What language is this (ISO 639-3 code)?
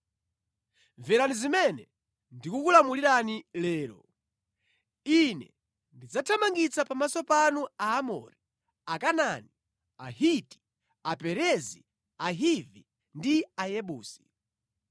nya